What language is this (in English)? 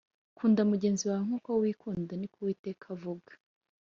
Kinyarwanda